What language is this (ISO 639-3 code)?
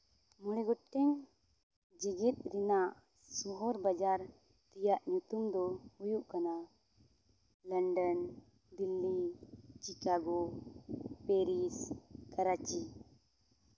sat